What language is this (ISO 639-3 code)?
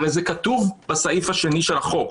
heb